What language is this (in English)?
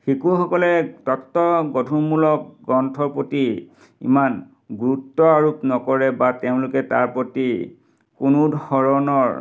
Assamese